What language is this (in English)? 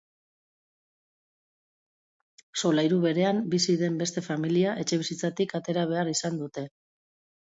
Basque